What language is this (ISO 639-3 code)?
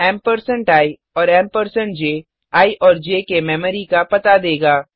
hin